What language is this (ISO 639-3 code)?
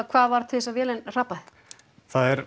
isl